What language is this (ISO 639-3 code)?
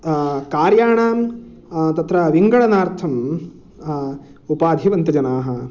san